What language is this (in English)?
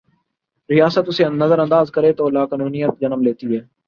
Urdu